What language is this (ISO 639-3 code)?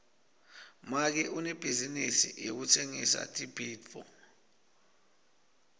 ssw